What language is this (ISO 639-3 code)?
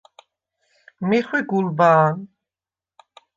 sva